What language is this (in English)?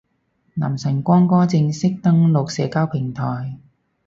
Cantonese